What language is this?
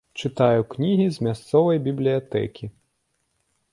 Belarusian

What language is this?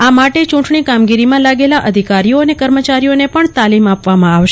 Gujarati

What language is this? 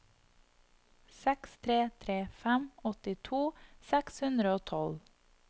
Norwegian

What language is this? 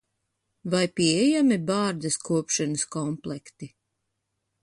Latvian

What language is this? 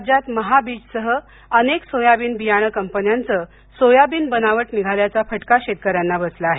Marathi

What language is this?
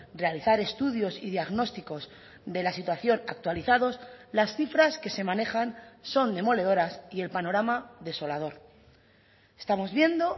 Spanish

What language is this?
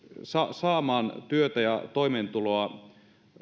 Finnish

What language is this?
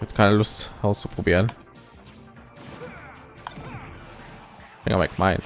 German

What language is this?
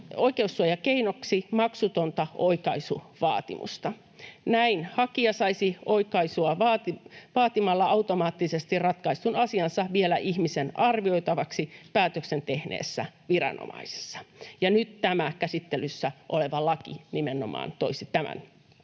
Finnish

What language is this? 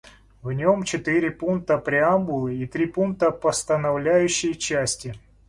Russian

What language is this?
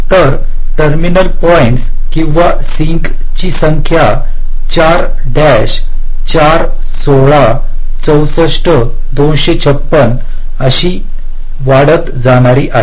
Marathi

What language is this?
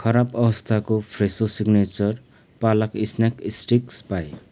Nepali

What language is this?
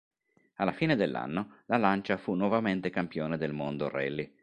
Italian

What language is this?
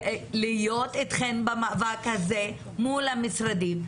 Hebrew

